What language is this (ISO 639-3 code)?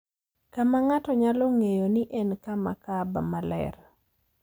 luo